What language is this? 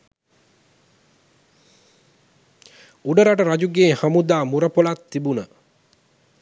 Sinhala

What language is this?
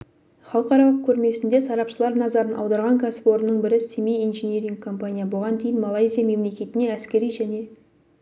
Kazakh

